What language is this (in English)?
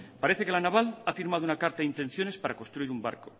Spanish